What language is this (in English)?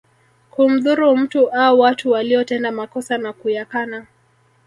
Swahili